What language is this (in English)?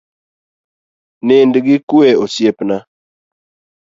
Luo (Kenya and Tanzania)